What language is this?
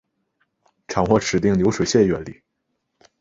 Chinese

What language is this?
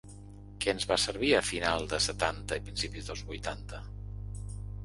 Catalan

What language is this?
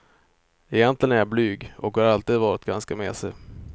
Swedish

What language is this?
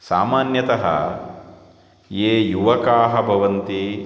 Sanskrit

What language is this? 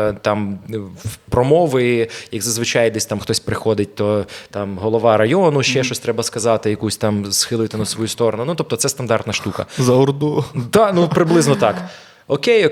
Ukrainian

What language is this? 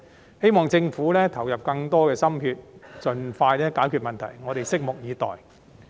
Cantonese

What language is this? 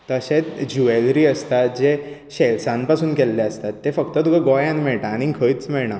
Konkani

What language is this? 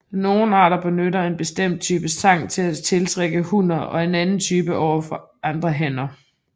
Danish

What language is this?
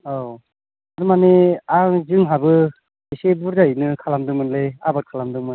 Bodo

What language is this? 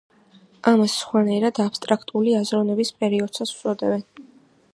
Georgian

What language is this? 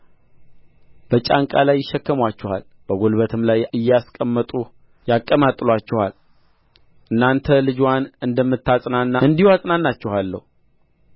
Amharic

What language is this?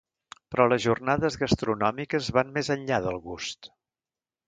Catalan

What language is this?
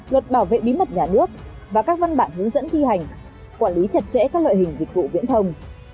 Vietnamese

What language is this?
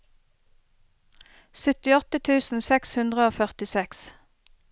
Norwegian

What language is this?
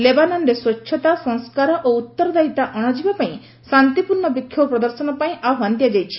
Odia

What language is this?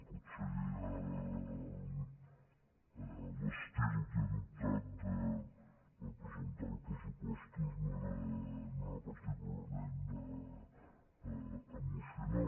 Catalan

